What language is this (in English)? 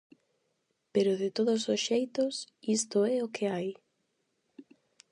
Galician